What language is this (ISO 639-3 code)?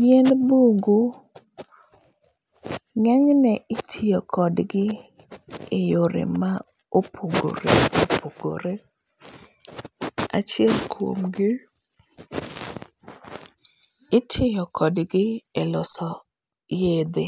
luo